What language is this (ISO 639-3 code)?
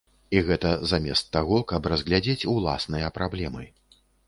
bel